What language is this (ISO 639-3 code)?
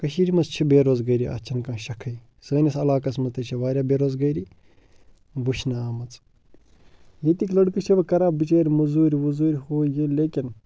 kas